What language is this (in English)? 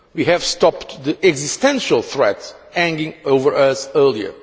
English